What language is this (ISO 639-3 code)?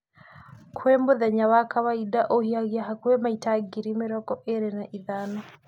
kik